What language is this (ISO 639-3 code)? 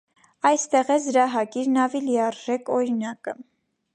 hye